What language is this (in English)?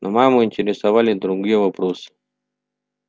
Russian